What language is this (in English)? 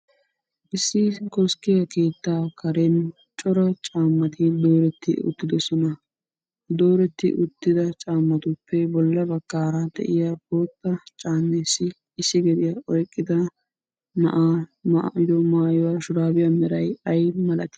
Wolaytta